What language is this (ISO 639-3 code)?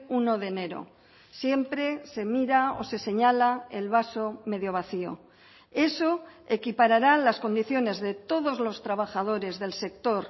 spa